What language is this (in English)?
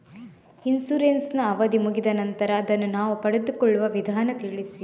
Kannada